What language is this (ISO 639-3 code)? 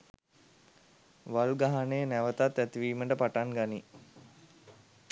sin